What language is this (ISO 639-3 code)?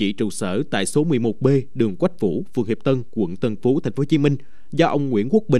vie